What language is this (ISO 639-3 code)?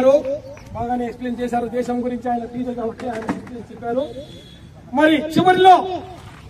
tel